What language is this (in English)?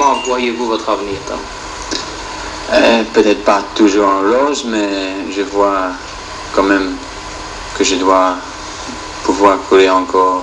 French